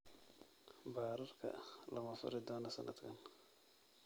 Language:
Somali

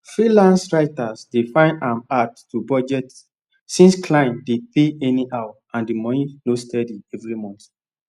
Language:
Nigerian Pidgin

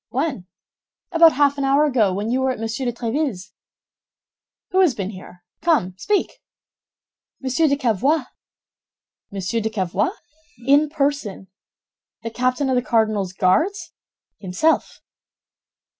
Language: English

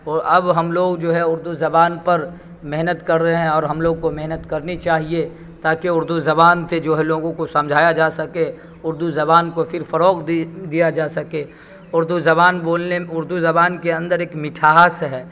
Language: Urdu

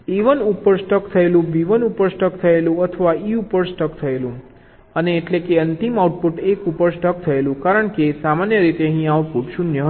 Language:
Gujarati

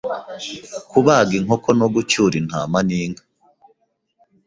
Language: Kinyarwanda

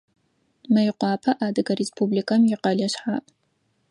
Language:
Adyghe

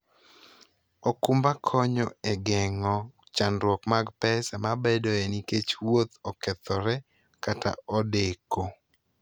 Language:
Luo (Kenya and Tanzania)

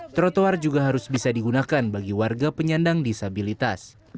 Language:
Indonesian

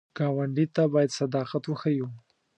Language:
Pashto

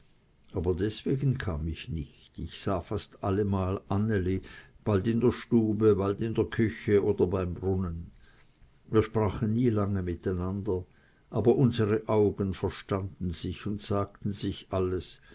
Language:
German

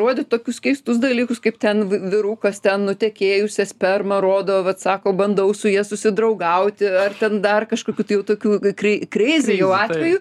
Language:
Lithuanian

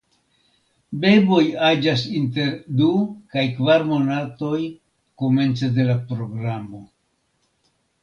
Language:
Esperanto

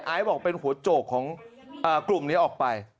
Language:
Thai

